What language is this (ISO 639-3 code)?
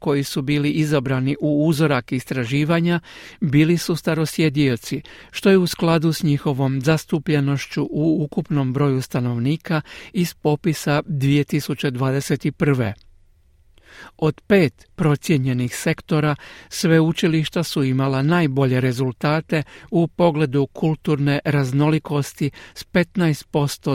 hrv